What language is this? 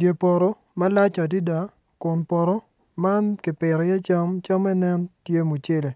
Acoli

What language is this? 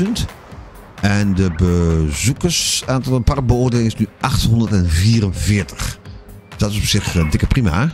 Dutch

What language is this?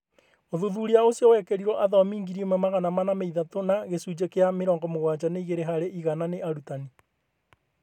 Kikuyu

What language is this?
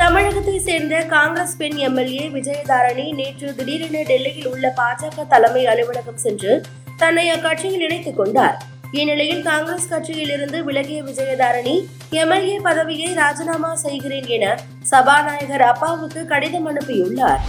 Tamil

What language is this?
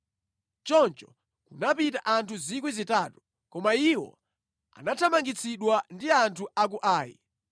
Nyanja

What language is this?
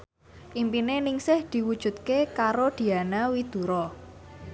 Javanese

